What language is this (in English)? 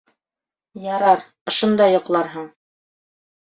Bashkir